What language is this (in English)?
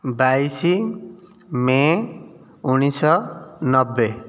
Odia